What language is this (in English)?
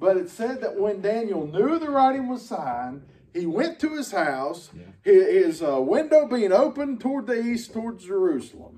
English